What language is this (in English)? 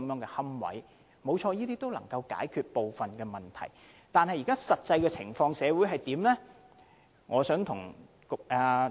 Cantonese